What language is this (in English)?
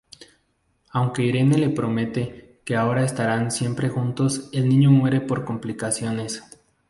Spanish